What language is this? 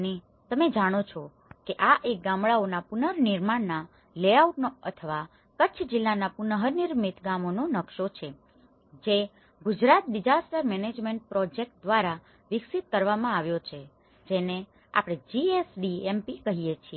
Gujarati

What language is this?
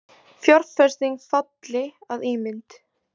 Icelandic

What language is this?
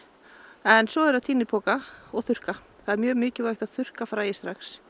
Icelandic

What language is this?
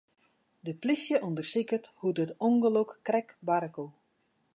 Western Frisian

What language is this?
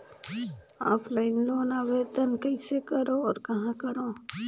Chhattisgarhi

